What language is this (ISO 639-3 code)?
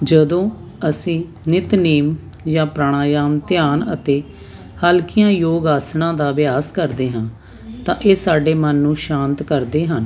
pan